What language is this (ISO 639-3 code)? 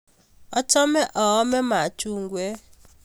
kln